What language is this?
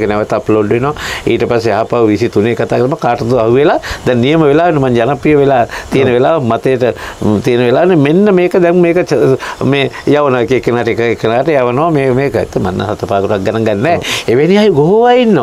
Indonesian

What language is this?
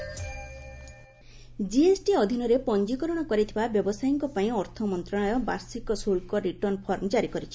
Odia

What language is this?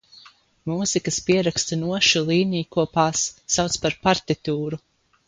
Latvian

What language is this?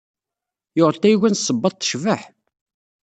Kabyle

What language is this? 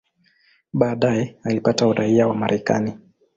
Swahili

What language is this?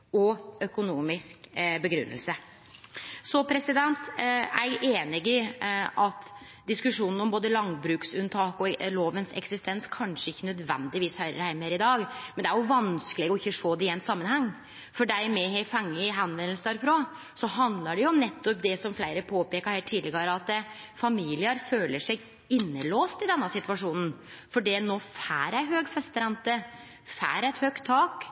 Norwegian Nynorsk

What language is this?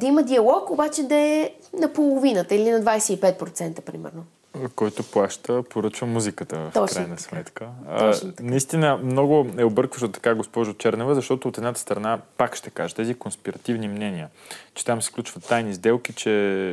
Bulgarian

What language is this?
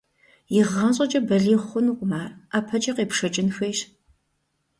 Kabardian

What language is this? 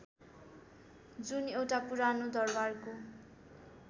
Nepali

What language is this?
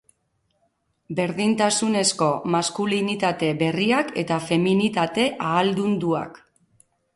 Basque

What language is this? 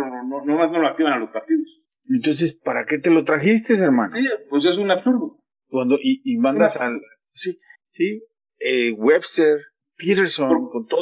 Spanish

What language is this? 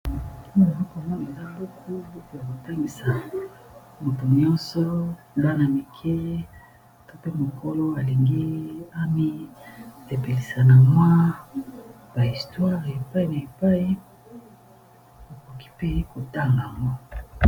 Lingala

